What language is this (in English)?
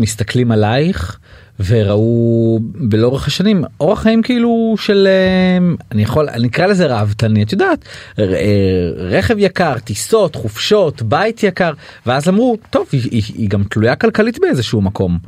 Hebrew